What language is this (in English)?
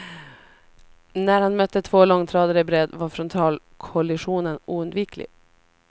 Swedish